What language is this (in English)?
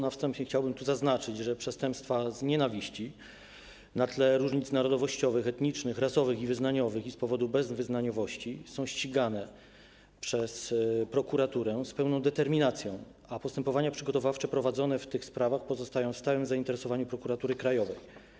Polish